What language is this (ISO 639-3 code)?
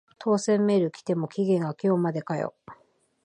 jpn